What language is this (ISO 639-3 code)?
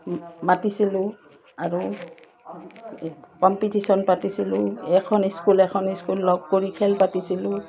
asm